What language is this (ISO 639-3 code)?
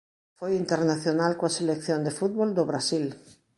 glg